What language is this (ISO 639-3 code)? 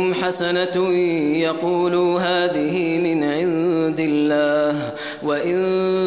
ara